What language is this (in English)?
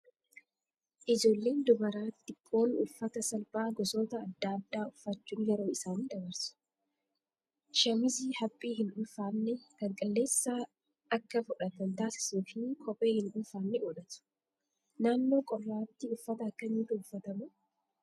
Oromo